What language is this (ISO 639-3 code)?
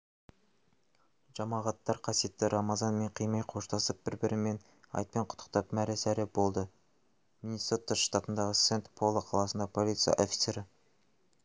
kaz